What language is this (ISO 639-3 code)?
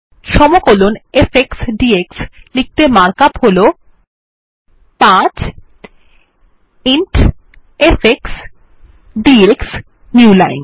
ben